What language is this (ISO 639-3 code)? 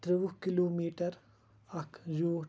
kas